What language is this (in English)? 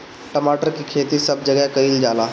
Bhojpuri